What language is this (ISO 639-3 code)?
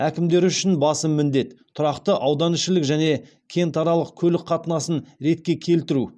kaz